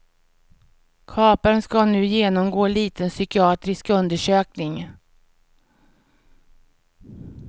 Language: Swedish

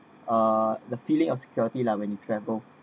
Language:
English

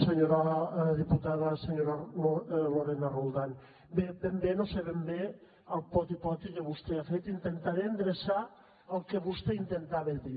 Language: Catalan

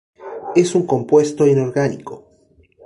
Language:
Spanish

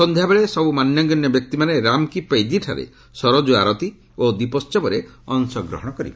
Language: Odia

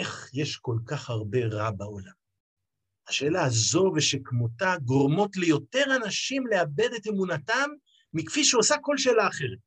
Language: Hebrew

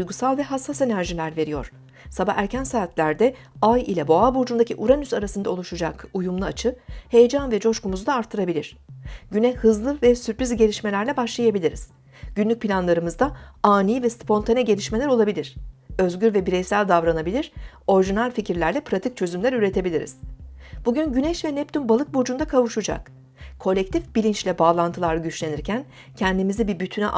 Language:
Turkish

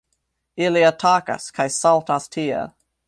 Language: Esperanto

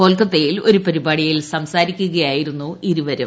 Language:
Malayalam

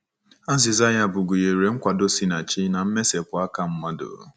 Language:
Igbo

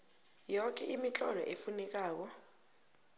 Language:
South Ndebele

